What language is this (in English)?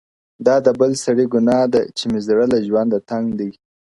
Pashto